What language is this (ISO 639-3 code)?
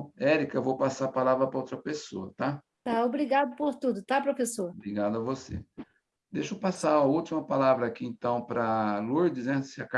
por